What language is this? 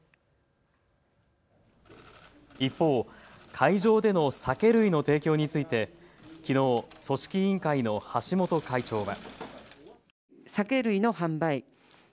Japanese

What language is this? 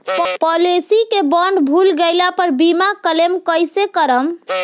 Bhojpuri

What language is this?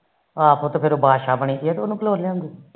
Punjabi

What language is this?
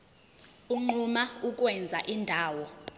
Zulu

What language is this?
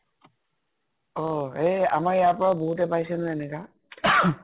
Assamese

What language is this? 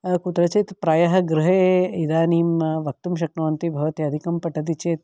Sanskrit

